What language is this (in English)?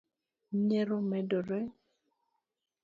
Luo (Kenya and Tanzania)